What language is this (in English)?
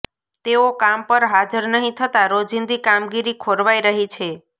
Gujarati